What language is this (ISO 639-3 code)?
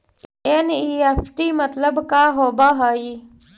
mag